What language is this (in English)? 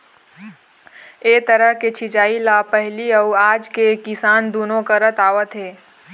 Chhattisgarhi